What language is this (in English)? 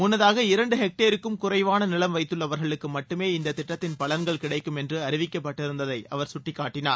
Tamil